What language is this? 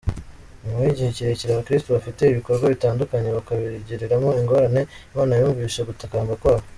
Kinyarwanda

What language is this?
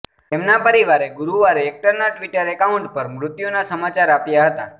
Gujarati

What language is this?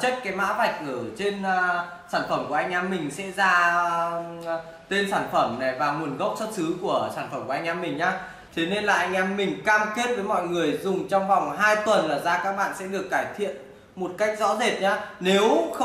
Vietnamese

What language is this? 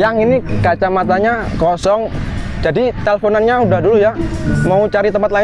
Indonesian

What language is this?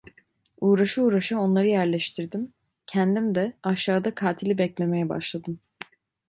Turkish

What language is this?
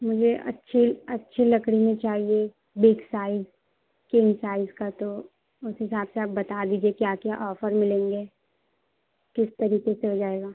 Urdu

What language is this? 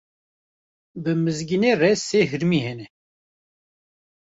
Kurdish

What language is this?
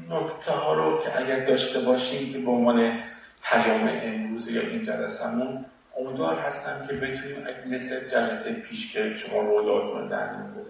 Persian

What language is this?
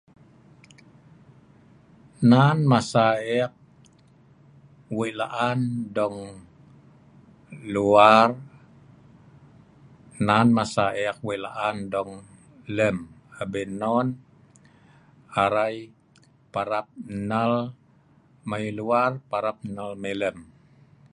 Sa'ban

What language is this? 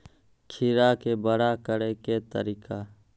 Maithili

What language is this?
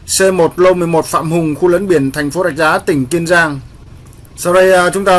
Vietnamese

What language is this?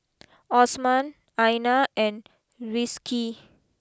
English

